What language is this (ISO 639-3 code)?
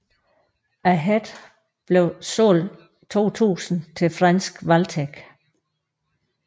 dan